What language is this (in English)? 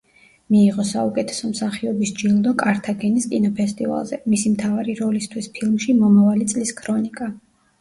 Georgian